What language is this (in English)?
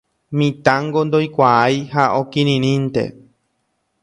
Guarani